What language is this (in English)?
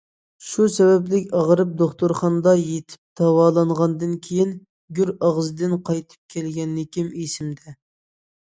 Uyghur